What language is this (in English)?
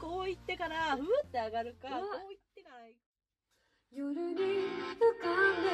Japanese